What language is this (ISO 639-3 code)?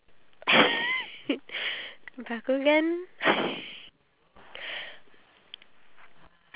eng